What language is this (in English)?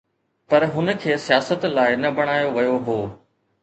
Sindhi